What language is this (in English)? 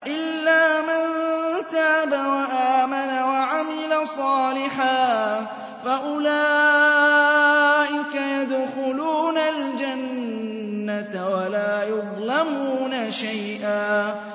Arabic